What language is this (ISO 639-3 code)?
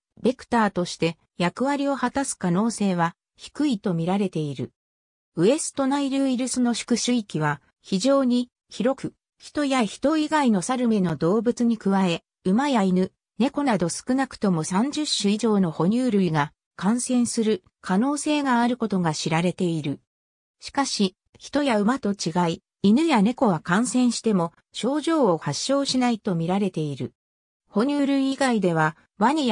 jpn